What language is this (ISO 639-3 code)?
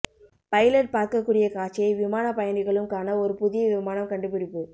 tam